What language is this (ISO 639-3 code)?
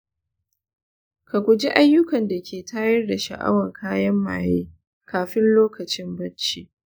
hau